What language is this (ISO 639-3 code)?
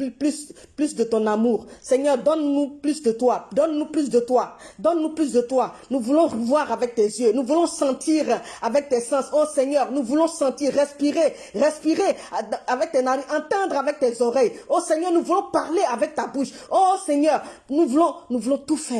fra